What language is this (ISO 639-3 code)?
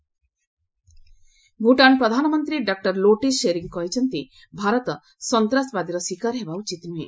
ori